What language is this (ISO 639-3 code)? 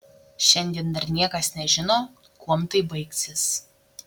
lit